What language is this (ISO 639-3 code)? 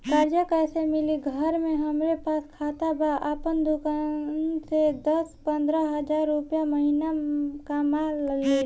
bho